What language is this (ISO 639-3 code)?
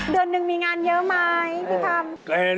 tha